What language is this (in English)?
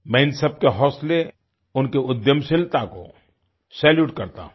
Hindi